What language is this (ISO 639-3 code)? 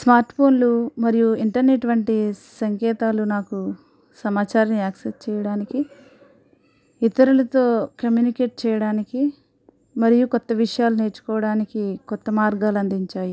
tel